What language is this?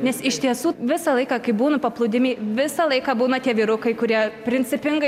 Lithuanian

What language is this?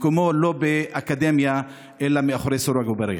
Hebrew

